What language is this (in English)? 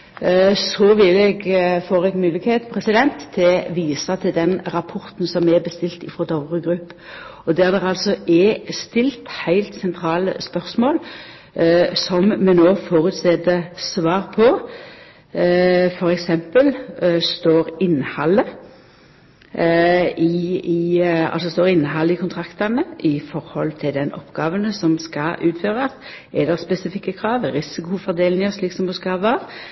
Norwegian Nynorsk